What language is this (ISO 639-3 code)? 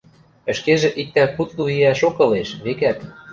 mrj